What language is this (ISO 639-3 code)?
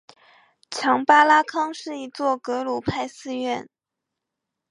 zho